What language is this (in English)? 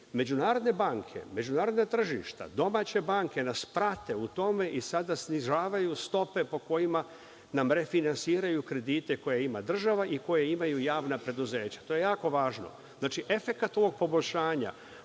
Serbian